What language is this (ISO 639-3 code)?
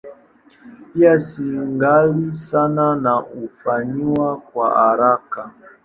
swa